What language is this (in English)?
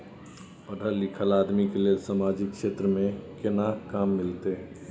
Maithili